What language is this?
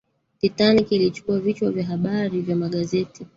Swahili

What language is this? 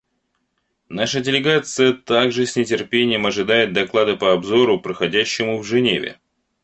Russian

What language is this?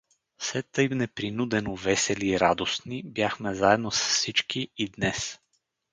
Bulgarian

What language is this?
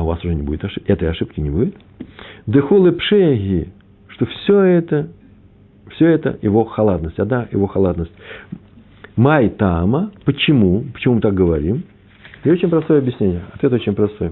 Russian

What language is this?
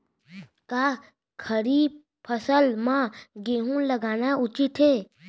Chhattisgarhi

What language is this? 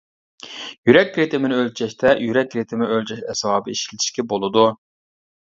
Uyghur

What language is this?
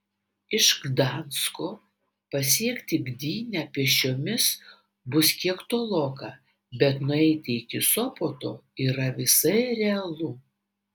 Lithuanian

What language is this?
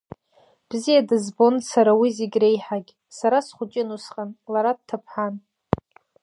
Abkhazian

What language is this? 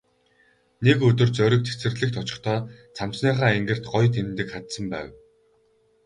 Mongolian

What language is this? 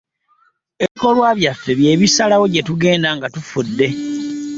Ganda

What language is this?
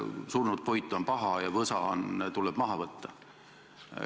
Estonian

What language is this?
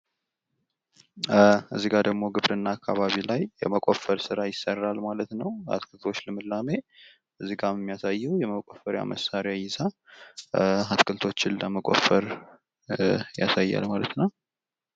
Amharic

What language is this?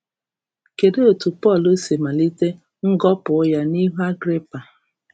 Igbo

